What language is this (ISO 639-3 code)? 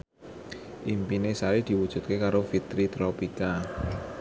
jav